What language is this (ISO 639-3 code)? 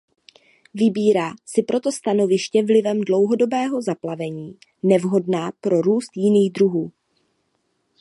ces